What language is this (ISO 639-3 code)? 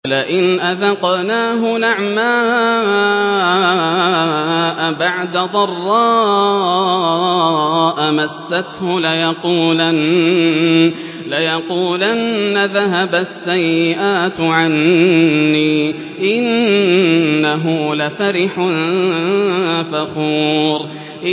ara